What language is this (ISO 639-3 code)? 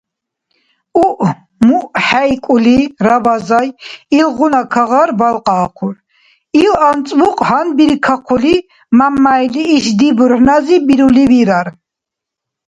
dar